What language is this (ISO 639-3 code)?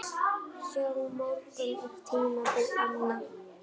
isl